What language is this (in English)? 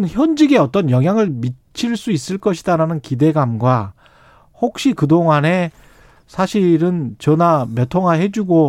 Korean